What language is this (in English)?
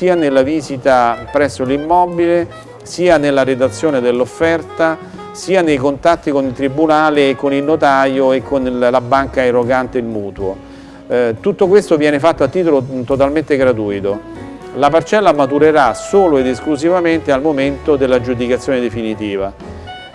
Italian